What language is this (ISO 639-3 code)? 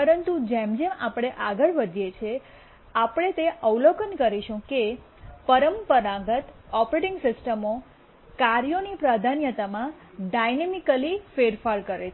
guj